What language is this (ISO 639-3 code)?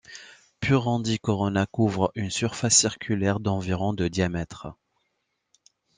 fra